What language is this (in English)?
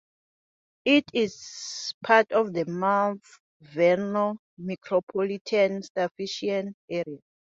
English